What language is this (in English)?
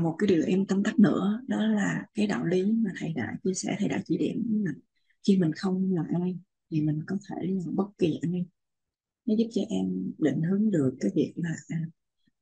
Vietnamese